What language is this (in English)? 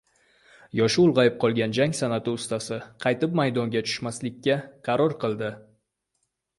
Uzbek